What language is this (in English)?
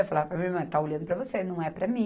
Portuguese